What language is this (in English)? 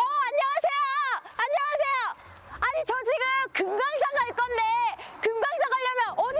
Korean